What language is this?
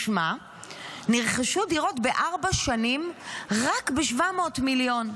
Hebrew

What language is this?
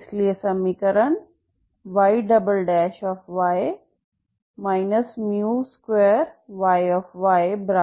Hindi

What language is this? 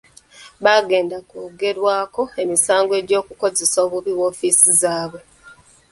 Ganda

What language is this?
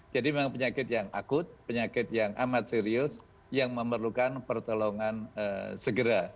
Indonesian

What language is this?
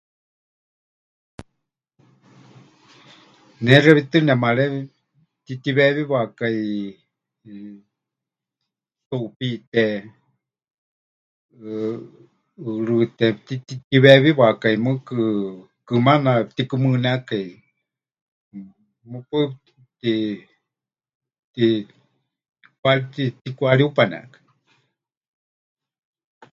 Huichol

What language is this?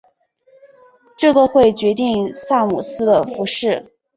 Chinese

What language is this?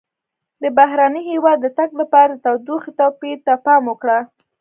Pashto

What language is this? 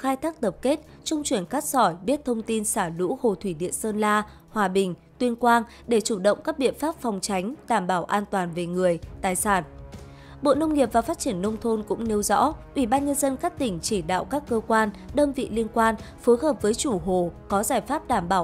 Vietnamese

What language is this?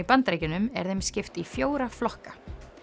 Icelandic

